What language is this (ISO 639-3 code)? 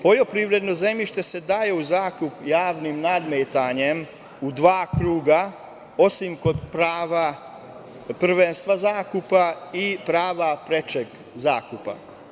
srp